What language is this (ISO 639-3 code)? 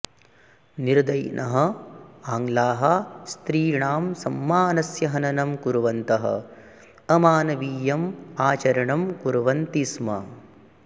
san